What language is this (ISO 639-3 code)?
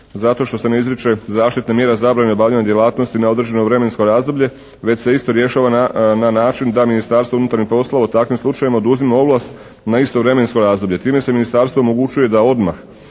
hrv